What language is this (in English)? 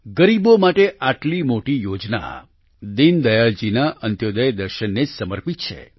Gujarati